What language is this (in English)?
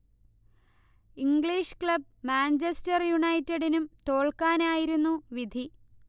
Malayalam